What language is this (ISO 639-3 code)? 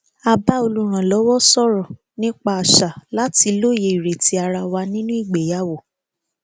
yor